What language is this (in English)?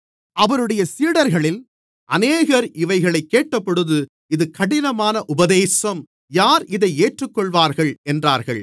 Tamil